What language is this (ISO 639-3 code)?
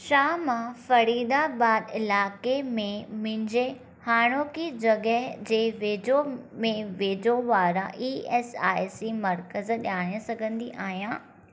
snd